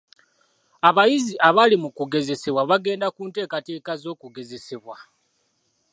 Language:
Ganda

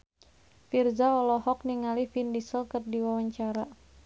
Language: Sundanese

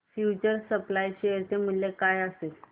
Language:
Marathi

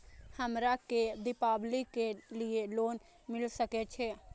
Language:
Maithili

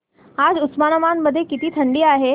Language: Marathi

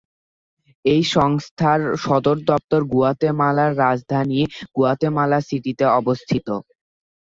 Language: Bangla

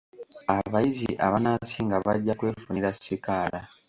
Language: Ganda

